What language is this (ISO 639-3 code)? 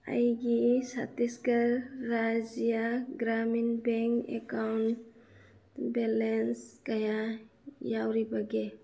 mni